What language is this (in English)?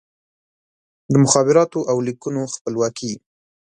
Pashto